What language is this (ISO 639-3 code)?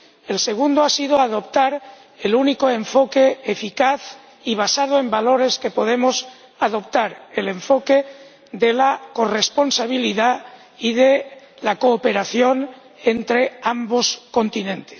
spa